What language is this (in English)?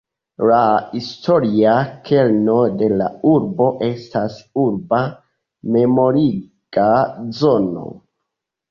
Esperanto